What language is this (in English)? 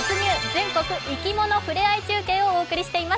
Japanese